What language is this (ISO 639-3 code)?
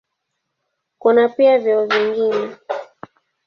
swa